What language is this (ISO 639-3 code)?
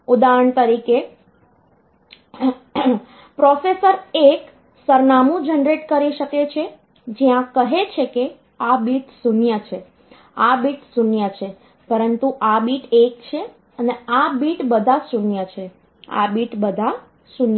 guj